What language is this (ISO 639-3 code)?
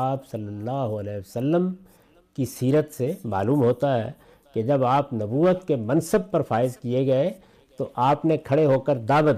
urd